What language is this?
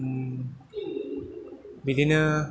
Bodo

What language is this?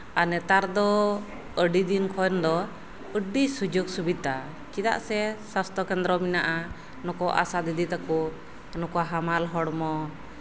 Santali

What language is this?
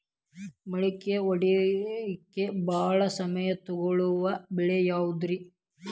Kannada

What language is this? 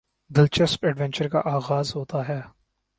Urdu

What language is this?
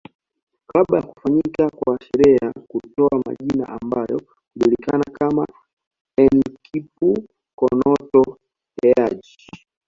Swahili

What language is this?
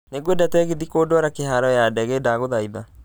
Kikuyu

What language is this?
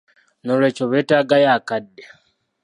Ganda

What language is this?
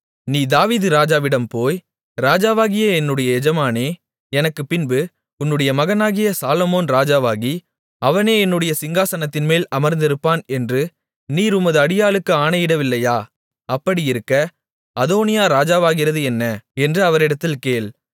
Tamil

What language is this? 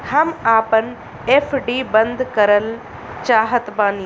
Bhojpuri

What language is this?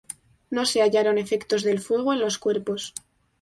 Spanish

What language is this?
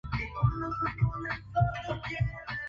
Swahili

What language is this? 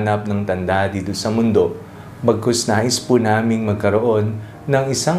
Filipino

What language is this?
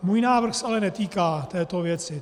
Czech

